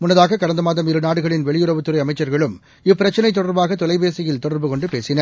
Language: Tamil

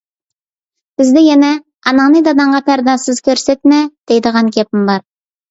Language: Uyghur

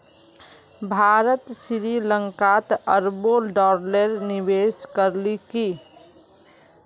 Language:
Magahi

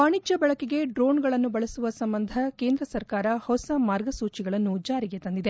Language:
Kannada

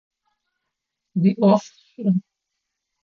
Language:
Adyghe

